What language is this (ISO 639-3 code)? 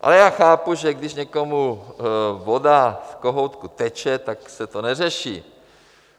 ces